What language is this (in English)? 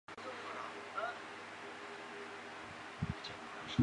Chinese